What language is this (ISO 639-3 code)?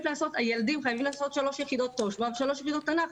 heb